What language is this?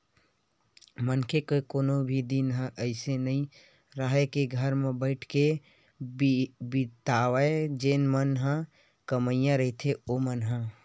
Chhattisgarhi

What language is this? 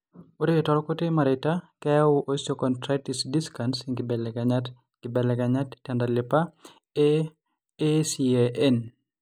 Masai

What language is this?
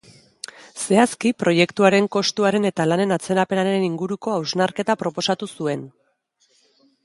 Basque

